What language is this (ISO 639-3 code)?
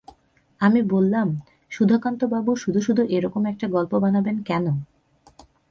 ben